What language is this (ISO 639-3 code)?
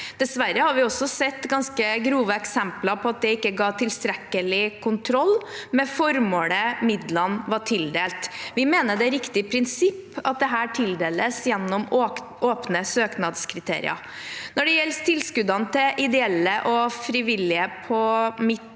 nor